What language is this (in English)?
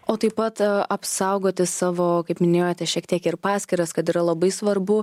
Lithuanian